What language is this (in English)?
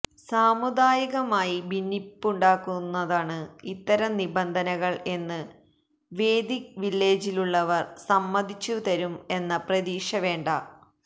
Malayalam